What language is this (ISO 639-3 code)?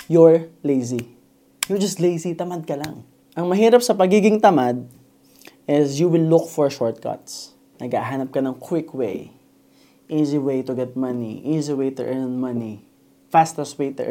fil